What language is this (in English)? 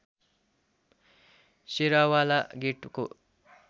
Nepali